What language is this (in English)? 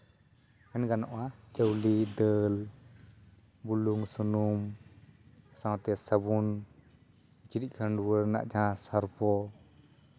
Santali